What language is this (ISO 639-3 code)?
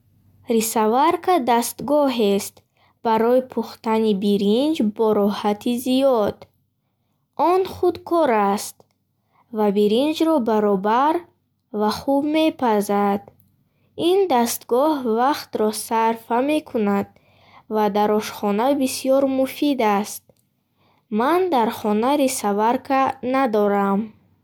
bhh